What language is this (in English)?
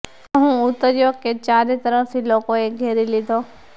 Gujarati